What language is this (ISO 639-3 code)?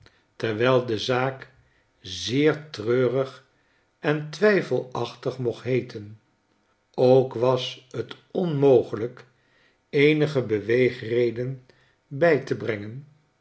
nld